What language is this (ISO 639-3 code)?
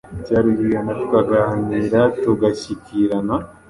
kin